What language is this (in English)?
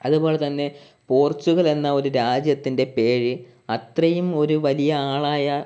Malayalam